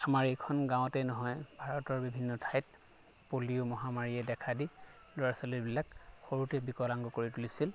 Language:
Assamese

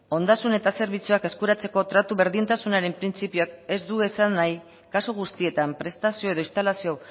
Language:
Basque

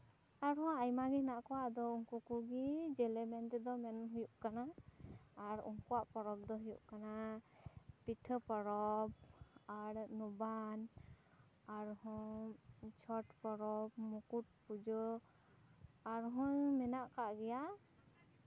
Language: Santali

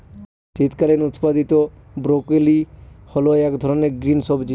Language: Bangla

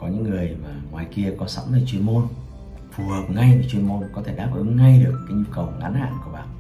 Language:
Vietnamese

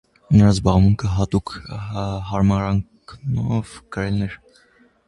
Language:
Armenian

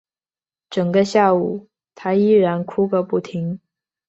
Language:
Chinese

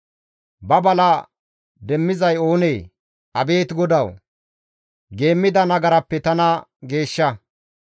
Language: Gamo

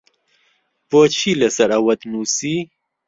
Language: Central Kurdish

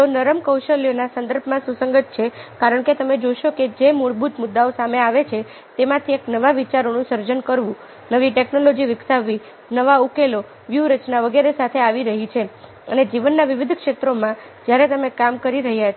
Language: Gujarati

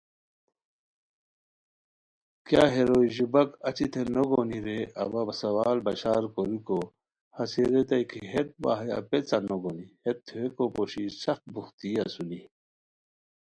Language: Khowar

